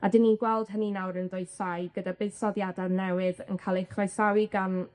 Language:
Welsh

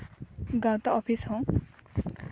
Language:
Santali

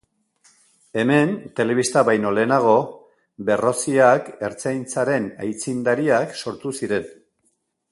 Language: Basque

